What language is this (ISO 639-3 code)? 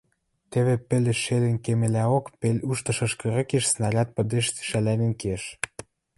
mrj